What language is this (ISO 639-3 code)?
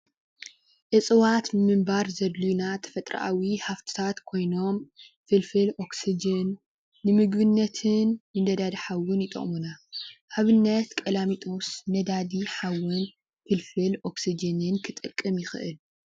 tir